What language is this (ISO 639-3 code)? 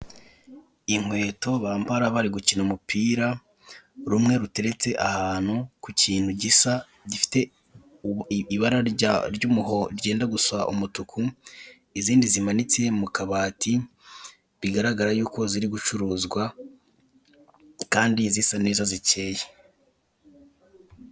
kin